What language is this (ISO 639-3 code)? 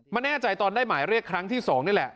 tha